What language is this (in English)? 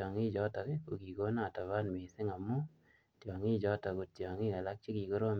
Kalenjin